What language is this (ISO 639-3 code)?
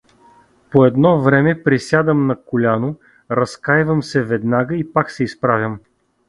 bul